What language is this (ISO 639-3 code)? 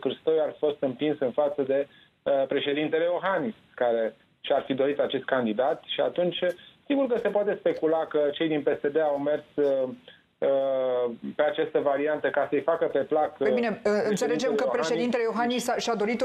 ron